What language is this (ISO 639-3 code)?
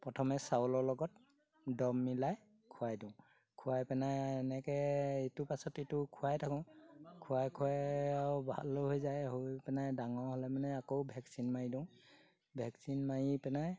asm